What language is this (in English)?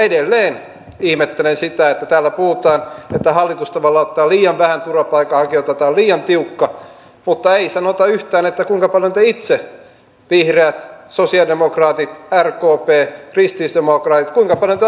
Finnish